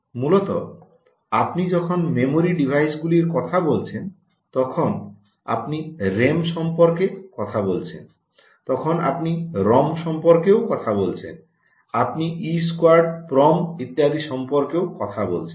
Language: Bangla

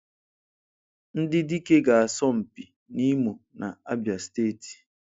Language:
Igbo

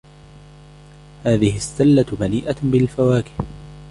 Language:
Arabic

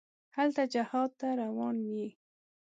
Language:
Pashto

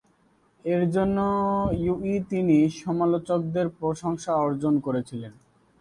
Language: Bangla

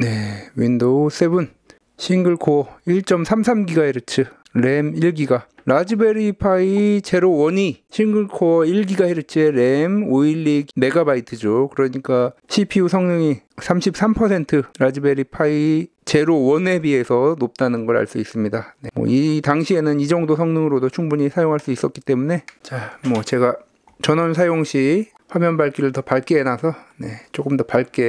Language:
Korean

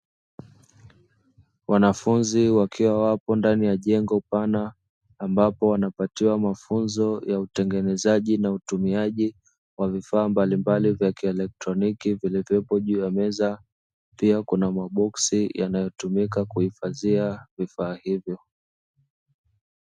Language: Swahili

